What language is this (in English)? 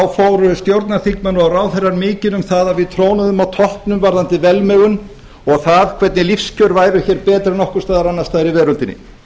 Icelandic